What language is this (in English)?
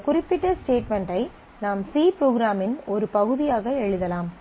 Tamil